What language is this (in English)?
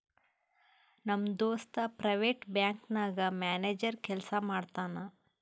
Kannada